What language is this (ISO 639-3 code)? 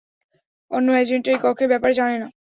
ben